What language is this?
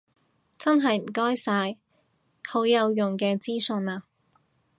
Cantonese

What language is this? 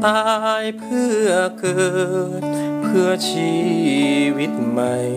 Thai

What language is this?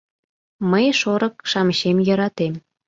Mari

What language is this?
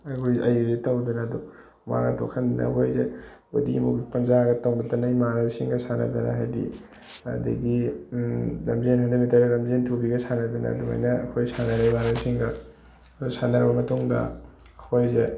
Manipuri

